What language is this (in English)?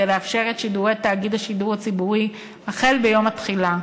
Hebrew